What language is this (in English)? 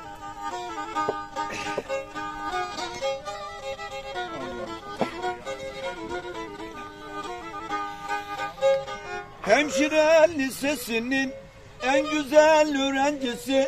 Turkish